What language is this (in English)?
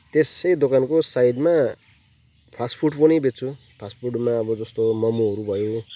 Nepali